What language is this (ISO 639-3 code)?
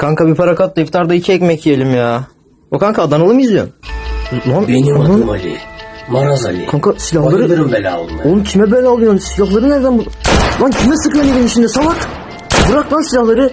tur